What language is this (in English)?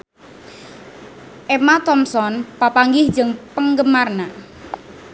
Sundanese